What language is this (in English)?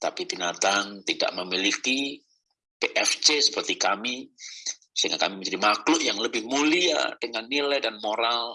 Indonesian